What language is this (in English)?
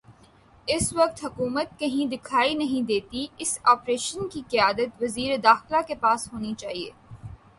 Urdu